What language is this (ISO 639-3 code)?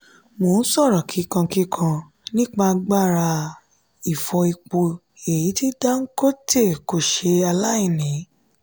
yor